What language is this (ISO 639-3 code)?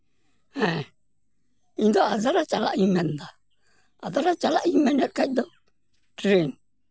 sat